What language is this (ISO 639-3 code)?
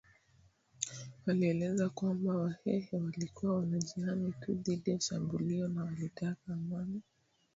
swa